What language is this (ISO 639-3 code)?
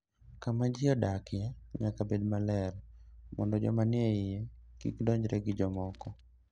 luo